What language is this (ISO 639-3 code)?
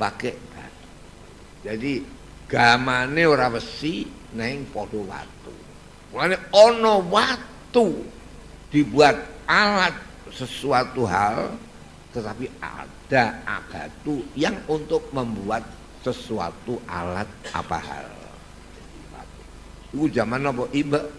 ind